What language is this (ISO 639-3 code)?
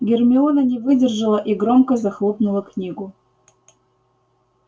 rus